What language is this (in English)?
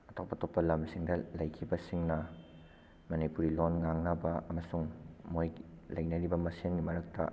Manipuri